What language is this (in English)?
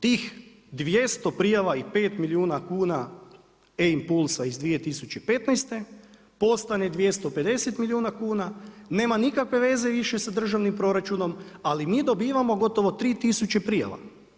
Croatian